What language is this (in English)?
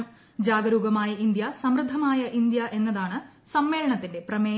Malayalam